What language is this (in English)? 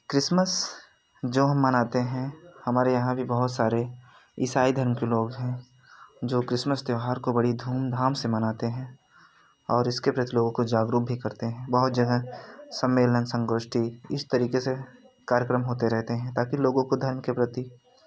Hindi